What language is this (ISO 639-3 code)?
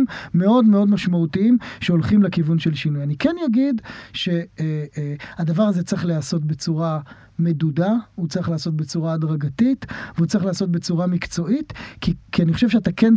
heb